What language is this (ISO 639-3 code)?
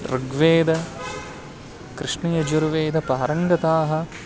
san